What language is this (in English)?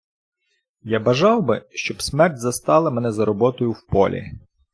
Ukrainian